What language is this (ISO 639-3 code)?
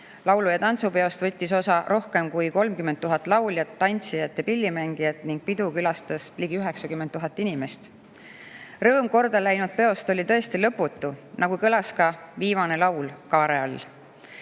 est